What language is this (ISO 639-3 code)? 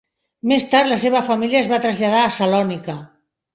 cat